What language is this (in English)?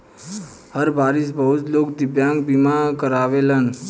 Bhojpuri